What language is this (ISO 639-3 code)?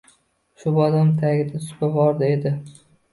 uzb